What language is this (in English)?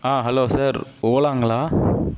Tamil